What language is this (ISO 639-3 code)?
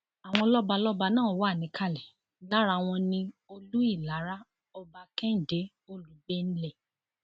yor